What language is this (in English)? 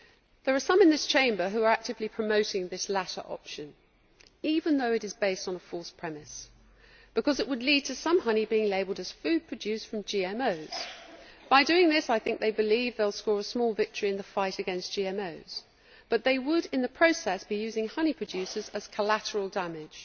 English